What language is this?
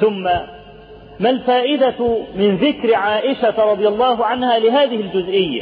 Arabic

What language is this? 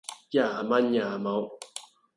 Cantonese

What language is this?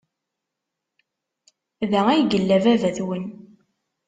Kabyle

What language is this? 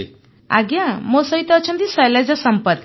Odia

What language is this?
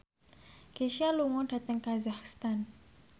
Javanese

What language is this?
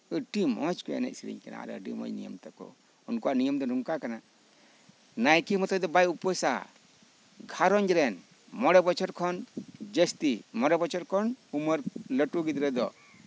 Santali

